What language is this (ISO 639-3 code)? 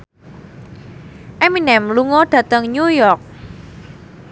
jav